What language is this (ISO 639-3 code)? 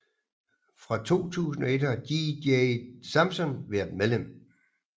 dan